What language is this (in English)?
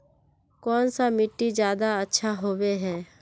Magahi